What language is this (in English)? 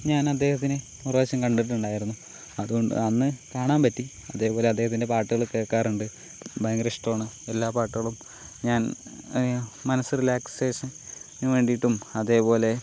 Malayalam